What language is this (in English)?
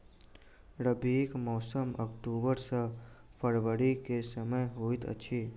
Maithili